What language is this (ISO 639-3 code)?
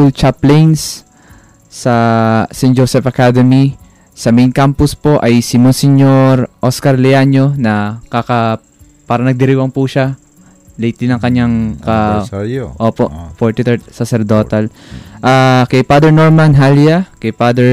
fil